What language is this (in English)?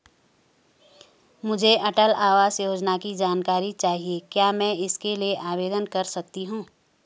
Hindi